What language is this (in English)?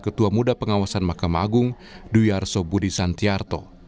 Indonesian